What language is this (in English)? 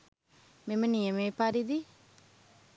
Sinhala